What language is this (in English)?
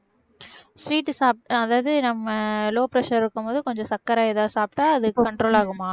Tamil